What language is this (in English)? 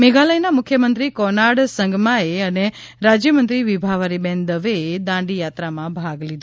Gujarati